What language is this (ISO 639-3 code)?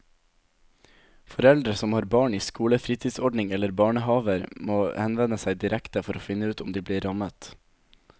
nor